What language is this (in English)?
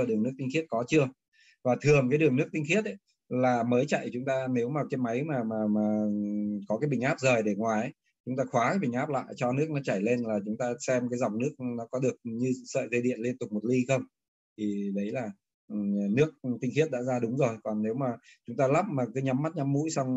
Vietnamese